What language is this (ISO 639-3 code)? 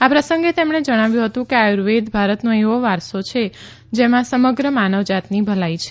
guj